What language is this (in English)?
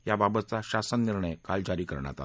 Marathi